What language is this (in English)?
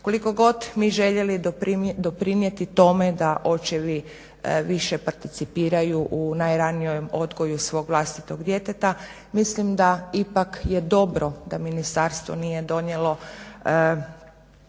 Croatian